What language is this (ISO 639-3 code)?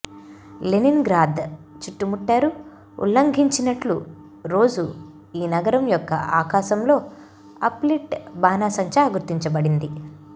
tel